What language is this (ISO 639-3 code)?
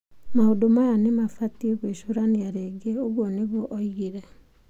kik